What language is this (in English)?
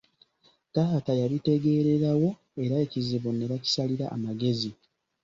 Ganda